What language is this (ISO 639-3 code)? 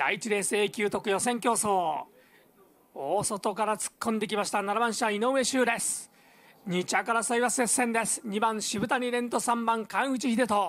jpn